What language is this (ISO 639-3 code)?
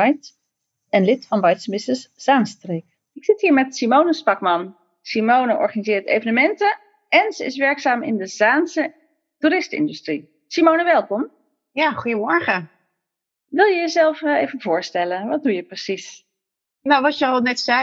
nld